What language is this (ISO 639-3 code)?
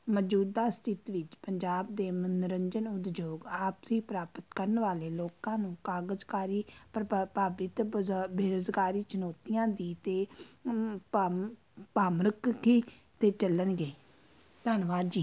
pan